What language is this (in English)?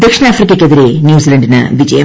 Malayalam